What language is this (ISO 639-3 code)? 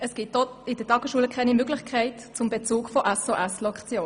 gsw